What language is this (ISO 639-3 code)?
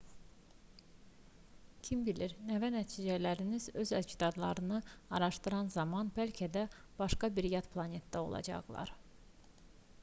aze